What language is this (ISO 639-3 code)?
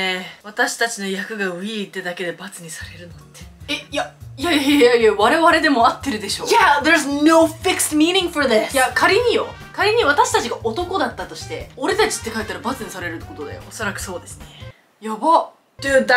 jpn